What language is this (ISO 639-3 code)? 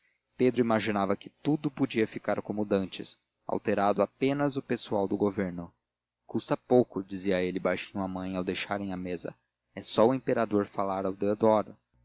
por